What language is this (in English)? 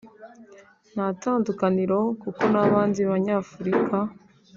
Kinyarwanda